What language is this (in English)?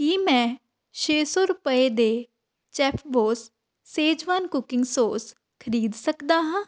Punjabi